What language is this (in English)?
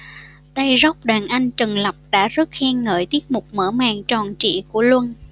Vietnamese